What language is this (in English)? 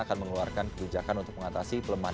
Indonesian